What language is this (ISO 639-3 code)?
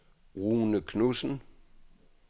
dan